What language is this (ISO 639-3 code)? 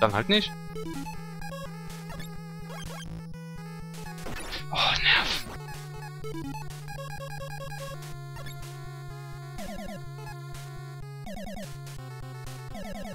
deu